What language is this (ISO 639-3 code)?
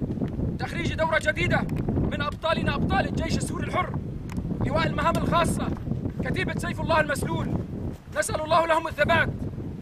ara